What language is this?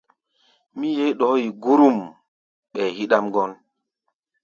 Gbaya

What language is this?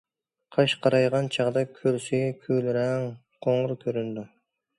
Uyghur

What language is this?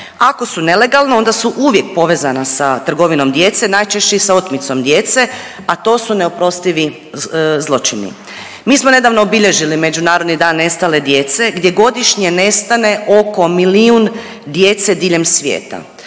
Croatian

